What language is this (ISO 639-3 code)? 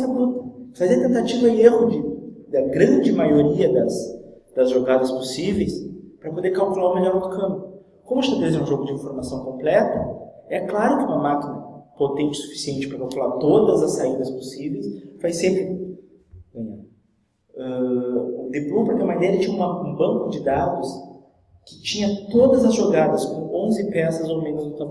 por